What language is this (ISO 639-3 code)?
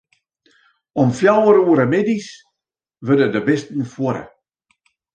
fry